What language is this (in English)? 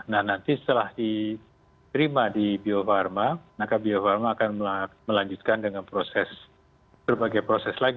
Indonesian